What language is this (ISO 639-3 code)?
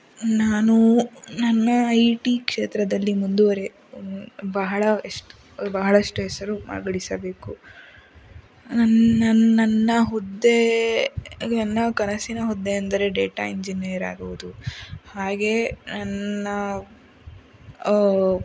kan